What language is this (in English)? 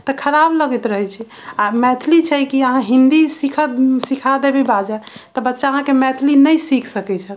Maithili